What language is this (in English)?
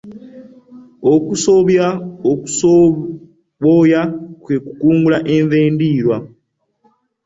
Ganda